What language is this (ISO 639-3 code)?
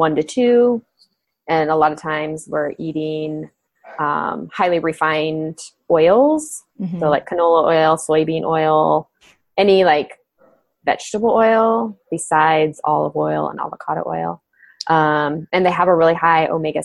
eng